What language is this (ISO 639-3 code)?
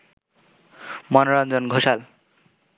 ben